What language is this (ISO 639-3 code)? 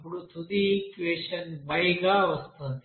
tel